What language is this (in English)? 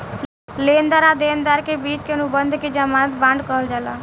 Bhojpuri